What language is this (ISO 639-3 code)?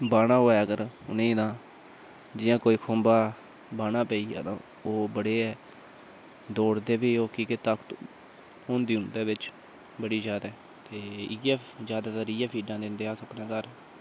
doi